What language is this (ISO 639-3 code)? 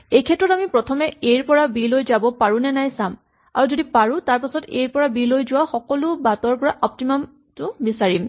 asm